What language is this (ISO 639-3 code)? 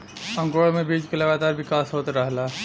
bho